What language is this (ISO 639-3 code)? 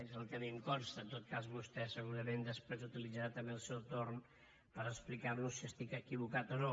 cat